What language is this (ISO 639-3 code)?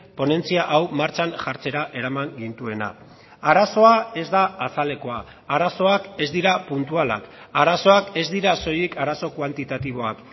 eus